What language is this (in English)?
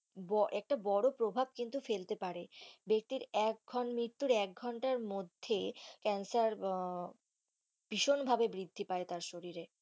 Bangla